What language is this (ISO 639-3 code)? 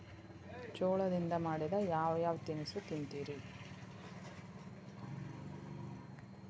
kan